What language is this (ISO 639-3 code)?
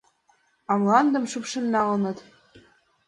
chm